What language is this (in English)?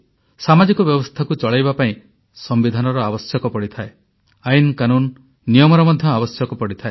Odia